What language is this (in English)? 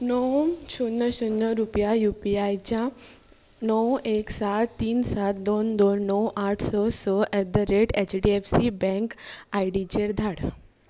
Konkani